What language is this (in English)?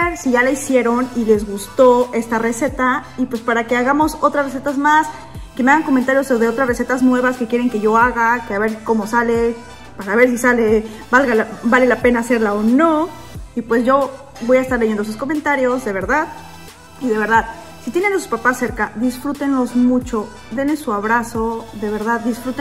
Spanish